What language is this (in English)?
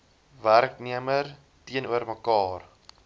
Afrikaans